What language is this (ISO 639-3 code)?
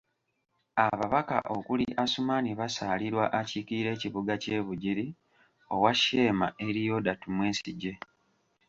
lug